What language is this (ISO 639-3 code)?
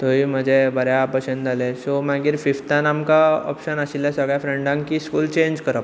kok